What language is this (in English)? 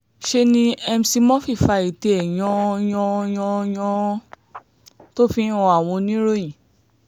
Yoruba